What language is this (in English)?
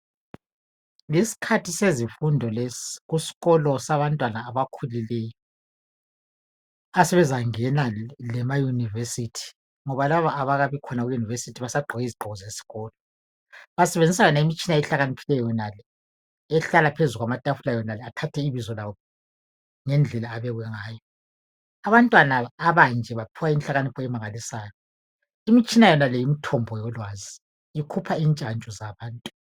North Ndebele